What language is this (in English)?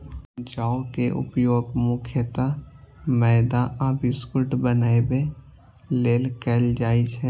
Maithili